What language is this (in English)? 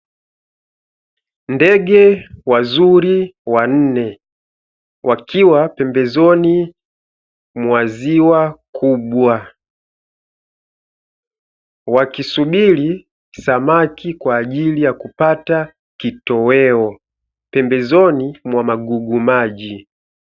Swahili